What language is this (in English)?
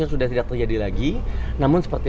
Indonesian